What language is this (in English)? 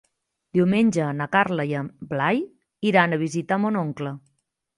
Catalan